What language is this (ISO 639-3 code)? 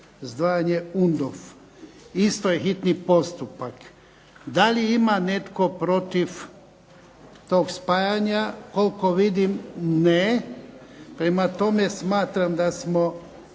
hrv